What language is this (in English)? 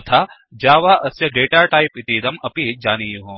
Sanskrit